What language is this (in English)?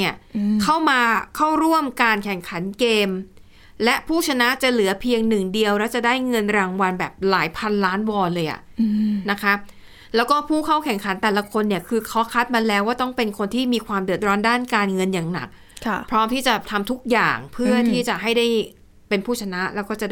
Thai